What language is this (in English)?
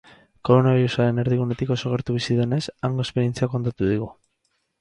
Basque